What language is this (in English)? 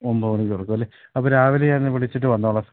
Malayalam